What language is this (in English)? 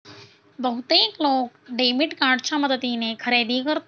Marathi